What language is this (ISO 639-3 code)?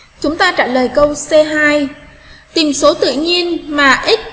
vie